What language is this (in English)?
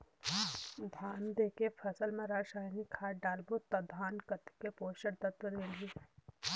Chhattisgarhi